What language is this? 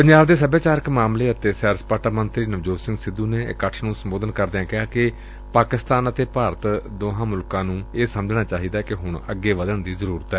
Punjabi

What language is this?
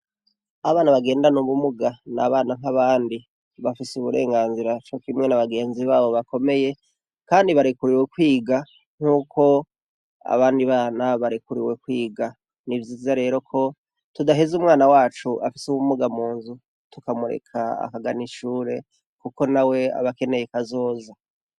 Rundi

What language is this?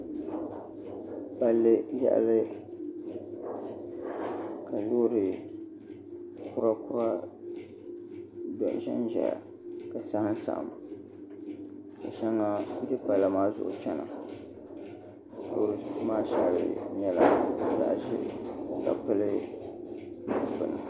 Dagbani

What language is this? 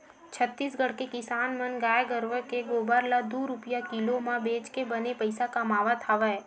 Chhattisgarhi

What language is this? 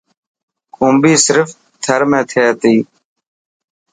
Dhatki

